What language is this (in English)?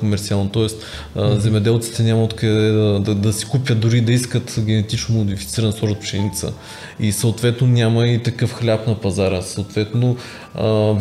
Bulgarian